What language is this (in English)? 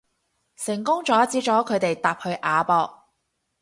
Cantonese